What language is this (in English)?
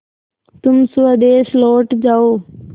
Hindi